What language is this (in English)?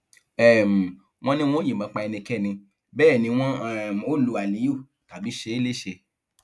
Yoruba